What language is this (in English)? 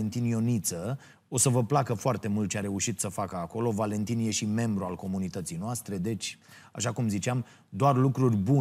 Romanian